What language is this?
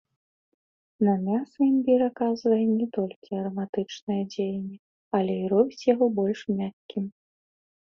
Belarusian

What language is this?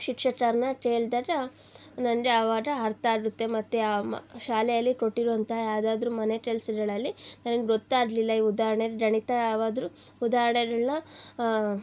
Kannada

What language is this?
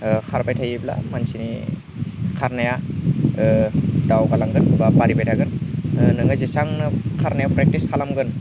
Bodo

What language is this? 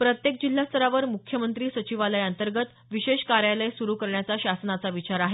Marathi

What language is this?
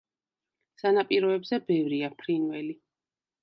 Georgian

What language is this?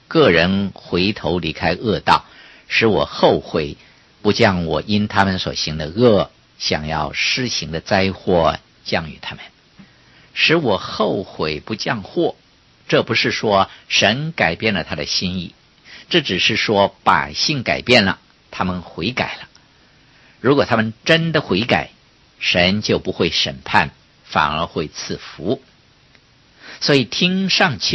Chinese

